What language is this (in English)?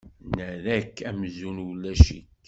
Kabyle